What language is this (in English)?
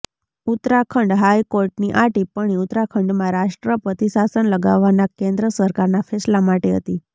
Gujarati